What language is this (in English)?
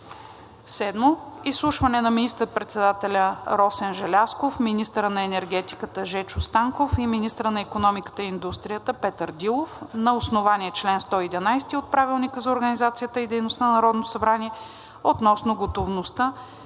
Bulgarian